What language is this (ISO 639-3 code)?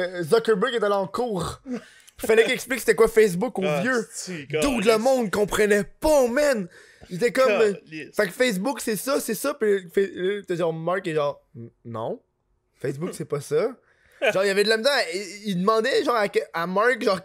fra